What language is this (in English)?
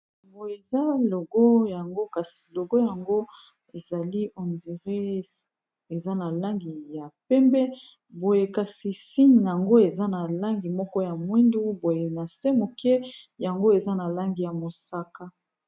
Lingala